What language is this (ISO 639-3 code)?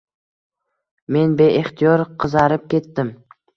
uzb